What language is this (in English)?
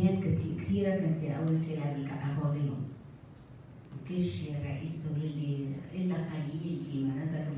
Arabic